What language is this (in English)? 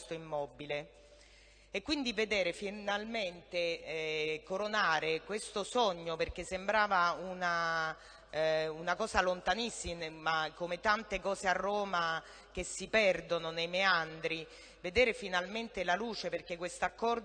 Italian